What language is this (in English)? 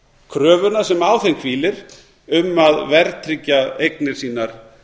Icelandic